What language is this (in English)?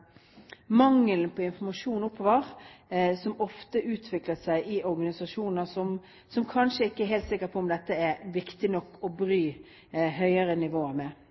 Norwegian Bokmål